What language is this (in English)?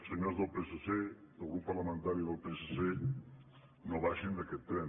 Catalan